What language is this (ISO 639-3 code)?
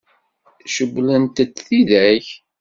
kab